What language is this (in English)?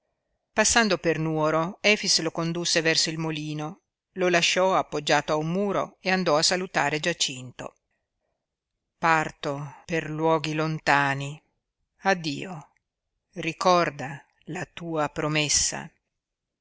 Italian